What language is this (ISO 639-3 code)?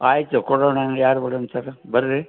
kan